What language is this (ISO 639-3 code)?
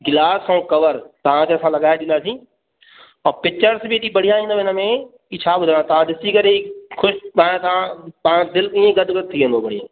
snd